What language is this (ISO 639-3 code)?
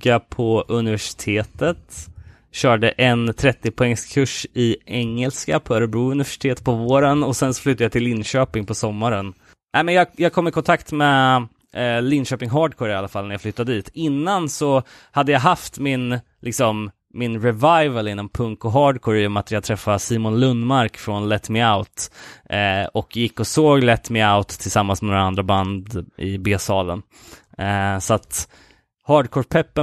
swe